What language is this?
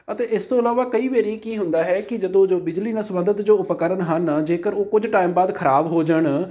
Punjabi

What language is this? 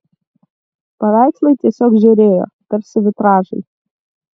Lithuanian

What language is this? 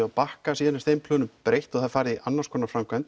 Icelandic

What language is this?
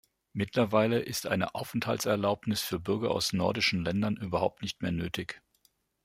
German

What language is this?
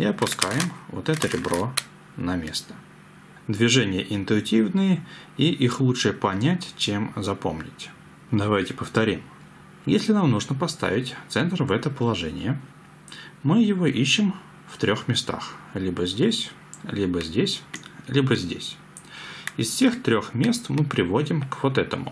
Russian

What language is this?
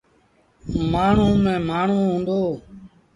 Sindhi Bhil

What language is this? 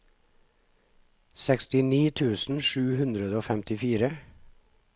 Norwegian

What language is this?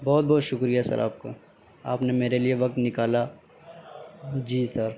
Urdu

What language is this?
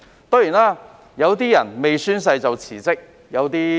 Cantonese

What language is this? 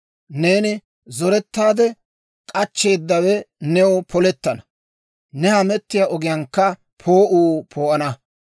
Dawro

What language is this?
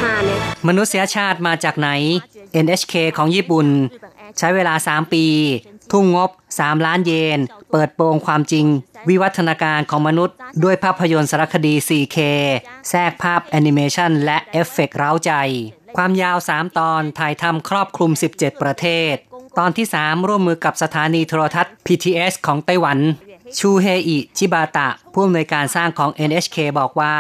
Thai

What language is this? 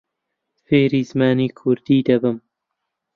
Central Kurdish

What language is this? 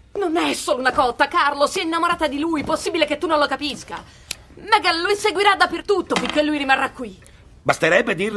Italian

